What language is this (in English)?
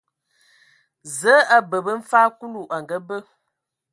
Ewondo